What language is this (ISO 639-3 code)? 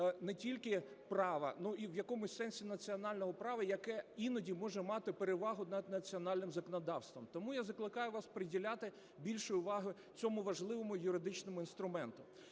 ukr